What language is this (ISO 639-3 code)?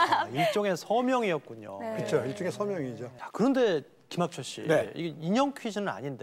kor